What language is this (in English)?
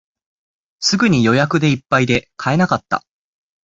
Japanese